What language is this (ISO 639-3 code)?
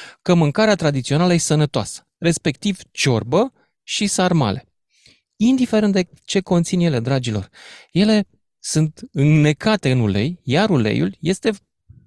ron